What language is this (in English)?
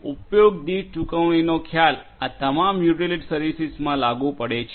Gujarati